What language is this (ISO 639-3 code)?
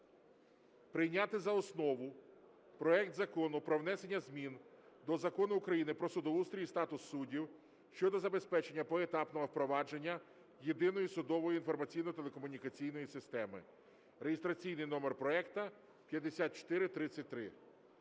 ukr